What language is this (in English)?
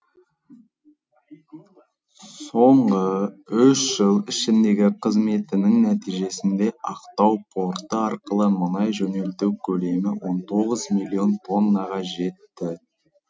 Kazakh